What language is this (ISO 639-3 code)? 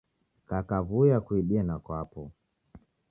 dav